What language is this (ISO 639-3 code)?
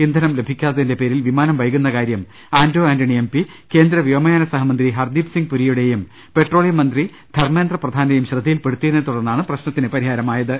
mal